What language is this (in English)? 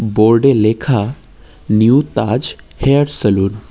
Bangla